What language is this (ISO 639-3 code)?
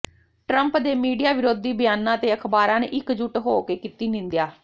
pan